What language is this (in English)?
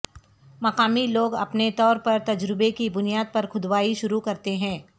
Urdu